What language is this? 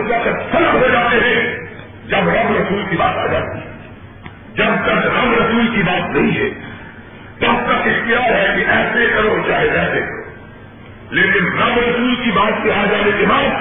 Urdu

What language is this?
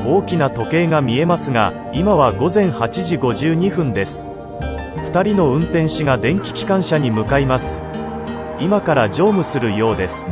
Japanese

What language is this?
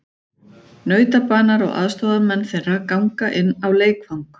Icelandic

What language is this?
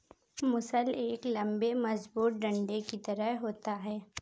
Hindi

